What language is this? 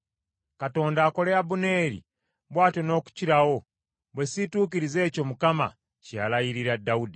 Ganda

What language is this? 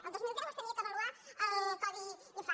Catalan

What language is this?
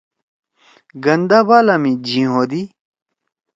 Torwali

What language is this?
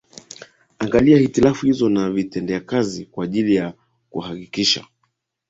Swahili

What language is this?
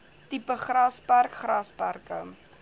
Afrikaans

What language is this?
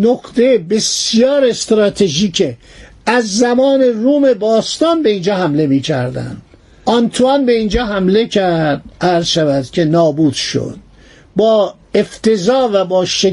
Persian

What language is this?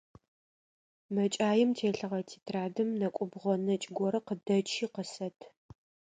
Adyghe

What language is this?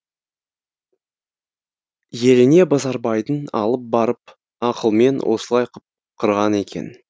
Kazakh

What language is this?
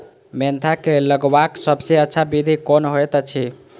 Maithili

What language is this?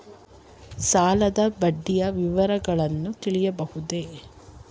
Kannada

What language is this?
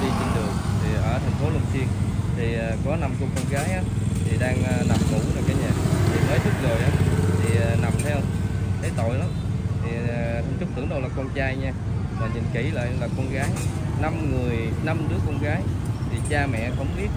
Vietnamese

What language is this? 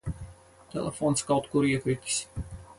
Latvian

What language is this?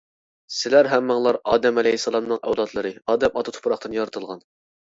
Uyghur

